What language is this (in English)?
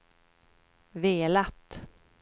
Swedish